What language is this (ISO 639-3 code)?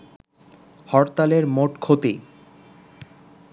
ben